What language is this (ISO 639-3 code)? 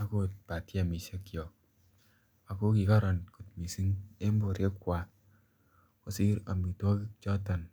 kln